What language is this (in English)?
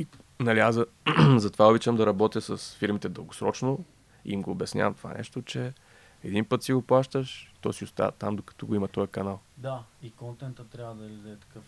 Bulgarian